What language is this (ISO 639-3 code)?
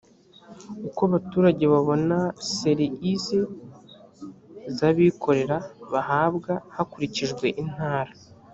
kin